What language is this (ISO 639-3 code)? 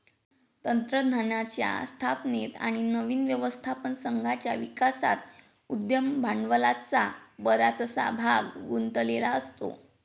mar